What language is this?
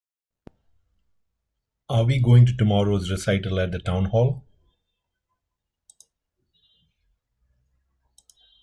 English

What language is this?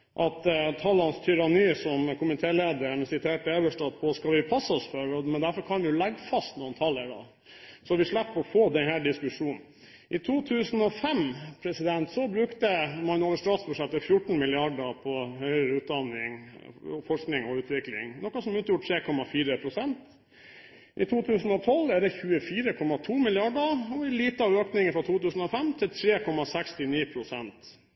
Norwegian Bokmål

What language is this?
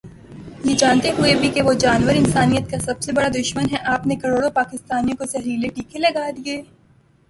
Urdu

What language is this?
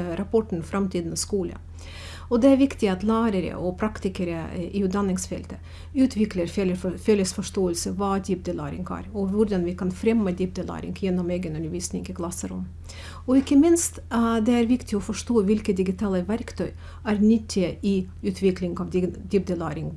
Norwegian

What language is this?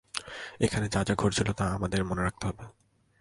Bangla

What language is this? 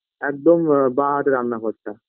Bangla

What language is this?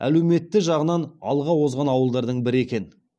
Kazakh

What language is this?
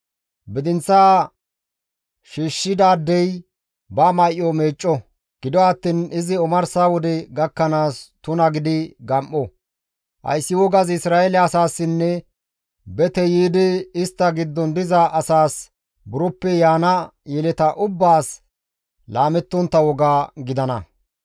Gamo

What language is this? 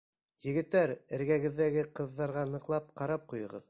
Bashkir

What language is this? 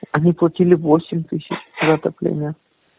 Russian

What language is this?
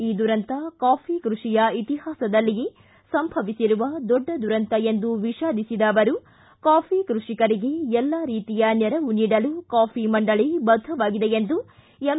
Kannada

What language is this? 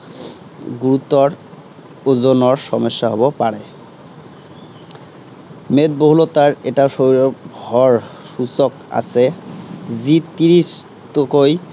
Assamese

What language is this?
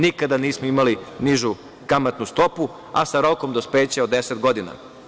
Serbian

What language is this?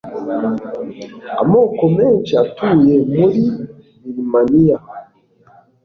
Kinyarwanda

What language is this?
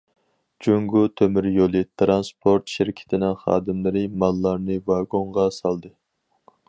Uyghur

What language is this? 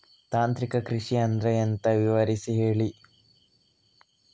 Kannada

